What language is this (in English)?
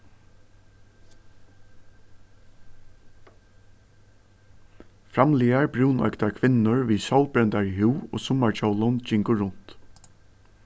Faroese